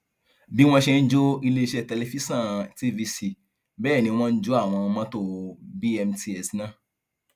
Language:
Yoruba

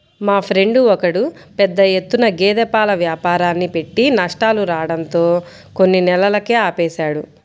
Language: Telugu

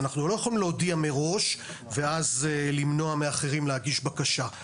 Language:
Hebrew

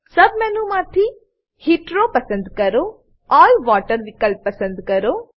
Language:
Gujarati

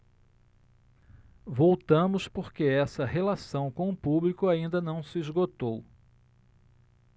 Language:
Portuguese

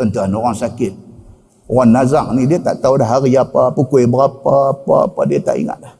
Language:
Malay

